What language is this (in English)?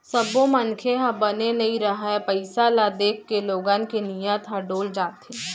Chhattisgarhi